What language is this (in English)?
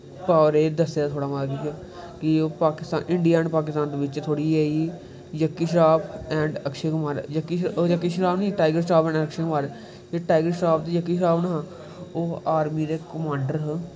Dogri